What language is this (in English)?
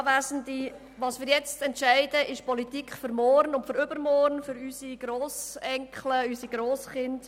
Swiss German